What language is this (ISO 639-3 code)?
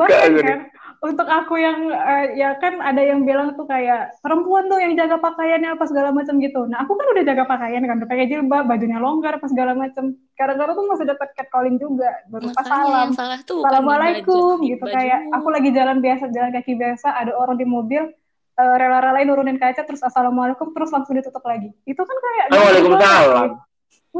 ind